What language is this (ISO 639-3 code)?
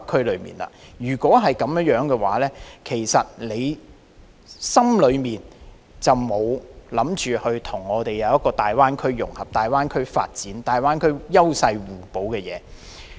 yue